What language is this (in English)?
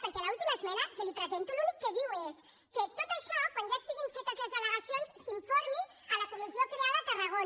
Catalan